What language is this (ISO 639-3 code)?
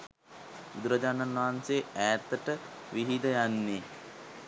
sin